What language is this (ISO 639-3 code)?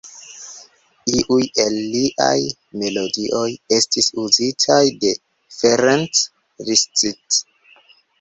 epo